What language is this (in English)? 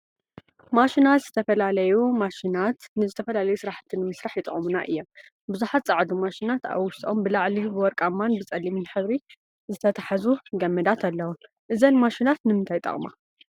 Tigrinya